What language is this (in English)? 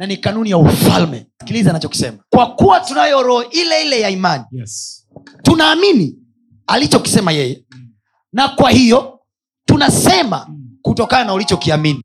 Swahili